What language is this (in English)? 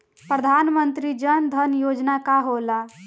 Bhojpuri